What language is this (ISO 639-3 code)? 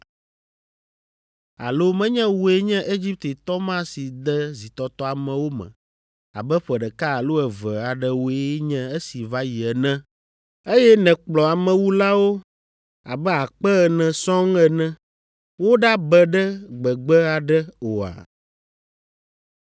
ewe